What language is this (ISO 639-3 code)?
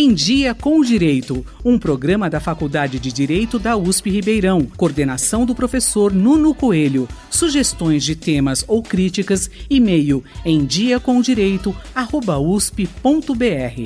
por